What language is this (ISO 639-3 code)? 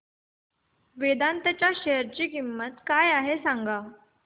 mar